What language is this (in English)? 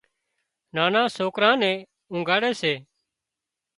Wadiyara Koli